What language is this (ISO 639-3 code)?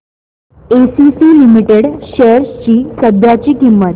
mar